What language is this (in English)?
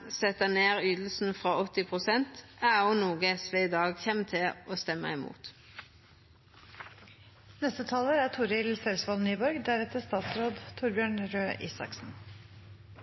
Norwegian Nynorsk